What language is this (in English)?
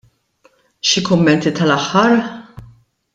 Maltese